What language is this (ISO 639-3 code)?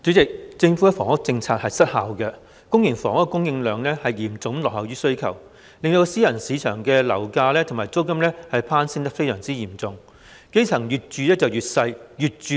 yue